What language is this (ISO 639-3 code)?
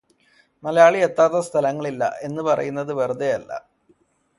mal